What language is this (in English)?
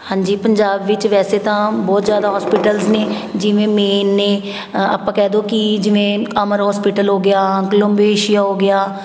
Punjabi